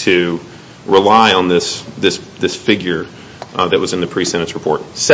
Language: English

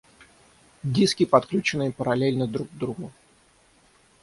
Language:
Russian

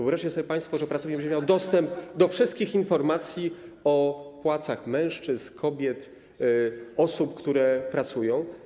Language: Polish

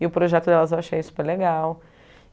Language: Portuguese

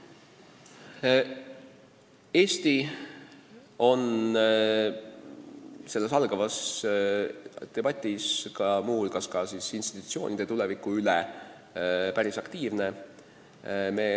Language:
Estonian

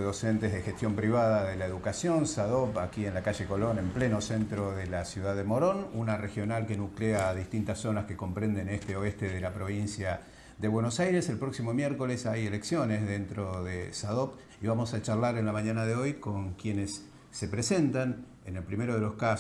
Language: Spanish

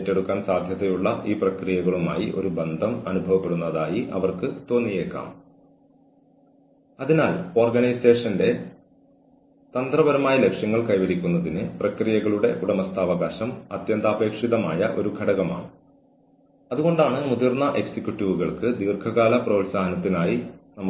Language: Malayalam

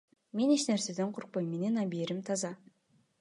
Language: Kyrgyz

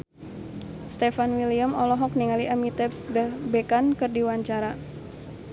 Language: Sundanese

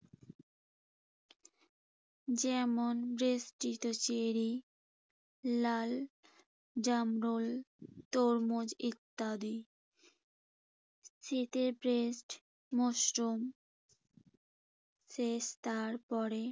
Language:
Bangla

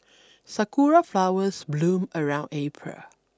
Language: English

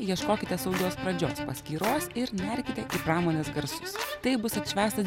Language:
Lithuanian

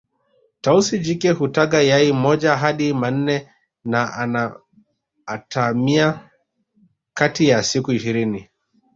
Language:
Swahili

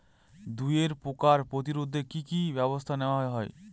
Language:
Bangla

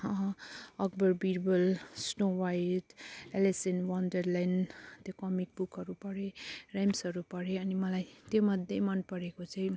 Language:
Nepali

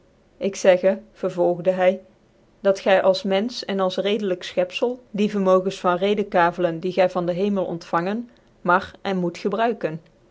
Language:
Dutch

